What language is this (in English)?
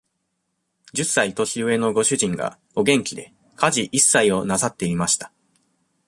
Japanese